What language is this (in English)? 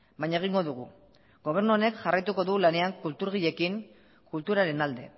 Basque